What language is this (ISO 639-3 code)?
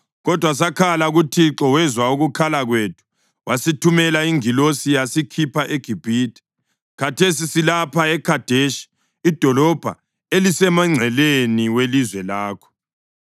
nde